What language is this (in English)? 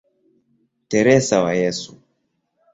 Swahili